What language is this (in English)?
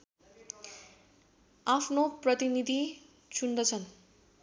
Nepali